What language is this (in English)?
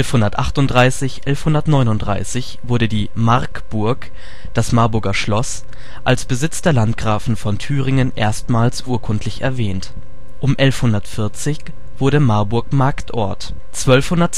German